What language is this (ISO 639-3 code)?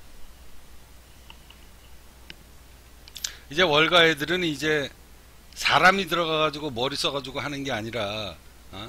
kor